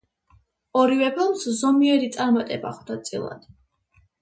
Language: Georgian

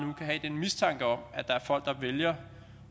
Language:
Danish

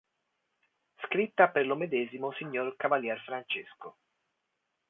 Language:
Italian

